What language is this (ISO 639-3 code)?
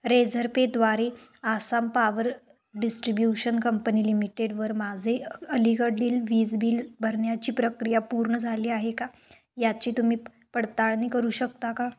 mar